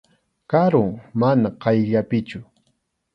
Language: Arequipa-La Unión Quechua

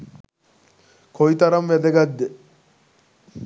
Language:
Sinhala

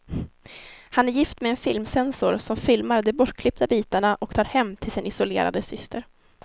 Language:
Swedish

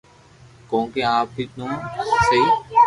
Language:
Loarki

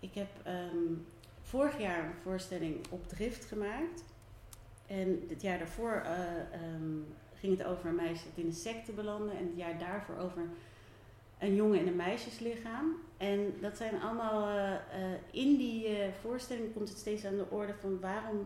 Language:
Dutch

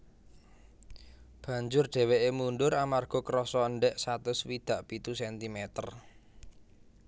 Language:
Javanese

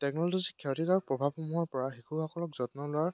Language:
Assamese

